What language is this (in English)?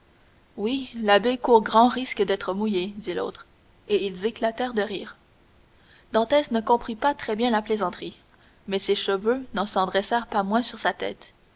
French